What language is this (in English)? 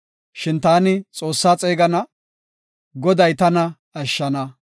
Gofa